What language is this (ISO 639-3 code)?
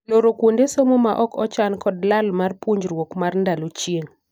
luo